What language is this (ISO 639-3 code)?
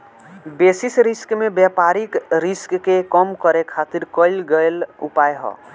bho